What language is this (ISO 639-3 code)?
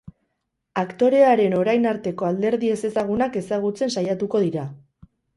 eus